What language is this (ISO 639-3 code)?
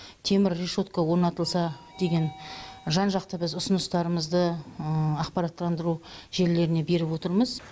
kaz